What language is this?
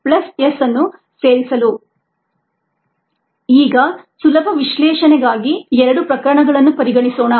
Kannada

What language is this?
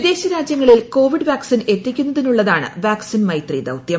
Malayalam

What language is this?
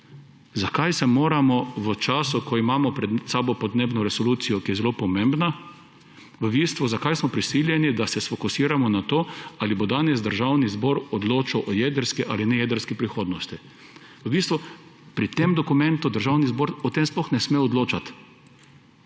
Slovenian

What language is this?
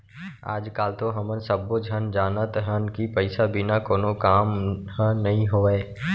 Chhattisgarhi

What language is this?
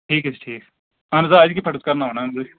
Kashmiri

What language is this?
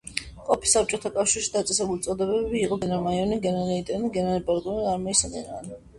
Georgian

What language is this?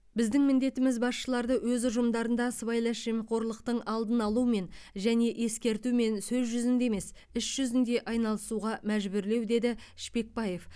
Kazakh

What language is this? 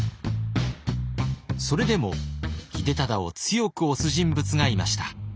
Japanese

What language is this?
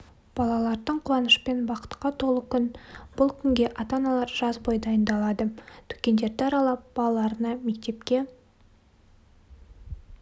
Kazakh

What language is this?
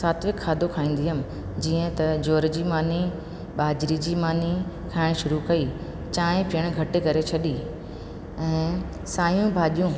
Sindhi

